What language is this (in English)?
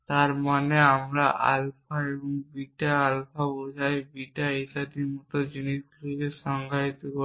Bangla